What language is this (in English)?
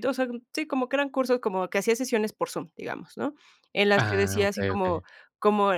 Spanish